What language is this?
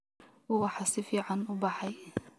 Somali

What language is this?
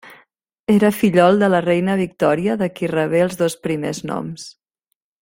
Catalan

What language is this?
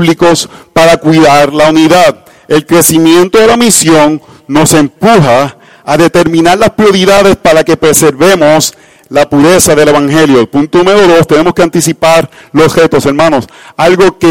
Spanish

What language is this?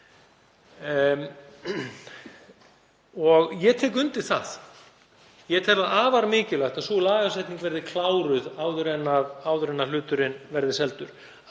Icelandic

